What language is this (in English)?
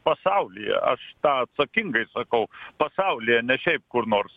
Lithuanian